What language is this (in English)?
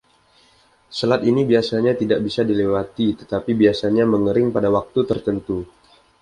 Indonesian